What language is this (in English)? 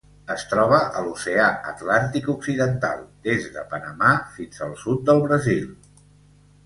Catalan